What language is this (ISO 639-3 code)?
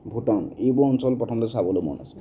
asm